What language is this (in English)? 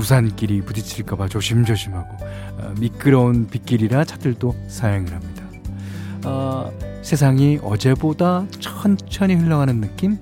Korean